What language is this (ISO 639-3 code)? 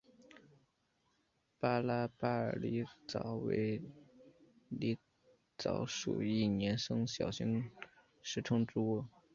zho